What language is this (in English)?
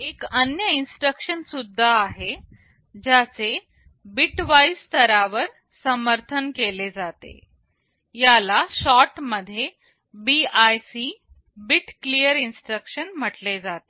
Marathi